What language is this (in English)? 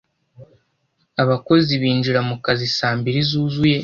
Kinyarwanda